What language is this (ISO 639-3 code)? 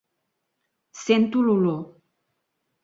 cat